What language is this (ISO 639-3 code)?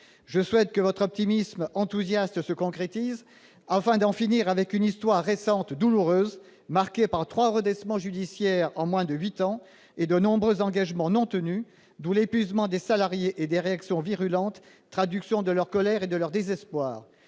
fra